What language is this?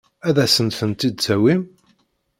Kabyle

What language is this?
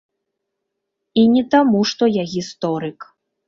Belarusian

